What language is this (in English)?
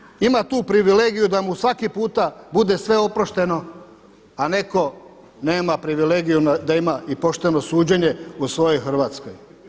Croatian